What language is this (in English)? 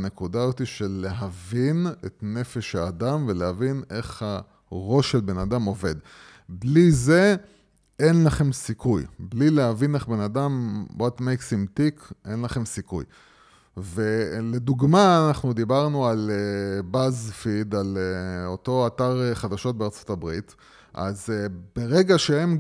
Hebrew